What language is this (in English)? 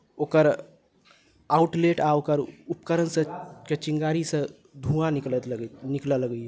Maithili